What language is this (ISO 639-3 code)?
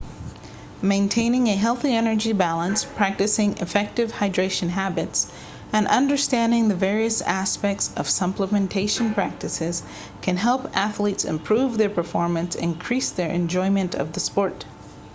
eng